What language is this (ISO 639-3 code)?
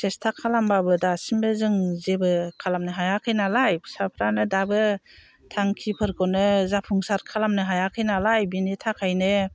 brx